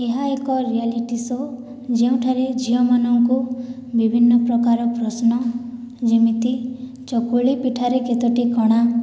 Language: Odia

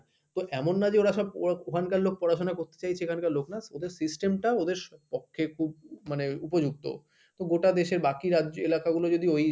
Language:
Bangla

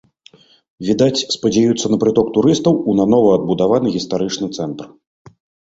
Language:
Belarusian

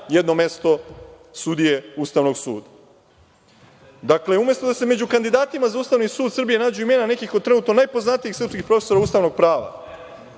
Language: Serbian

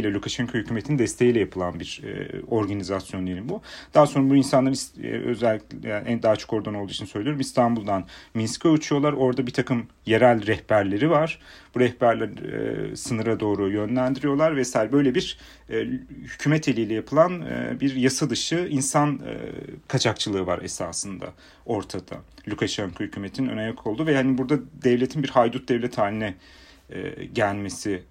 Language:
Turkish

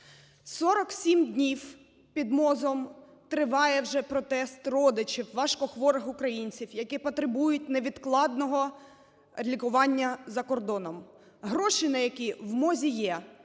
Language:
Ukrainian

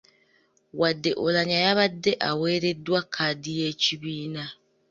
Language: Ganda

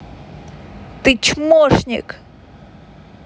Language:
Russian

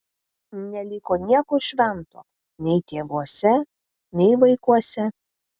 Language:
Lithuanian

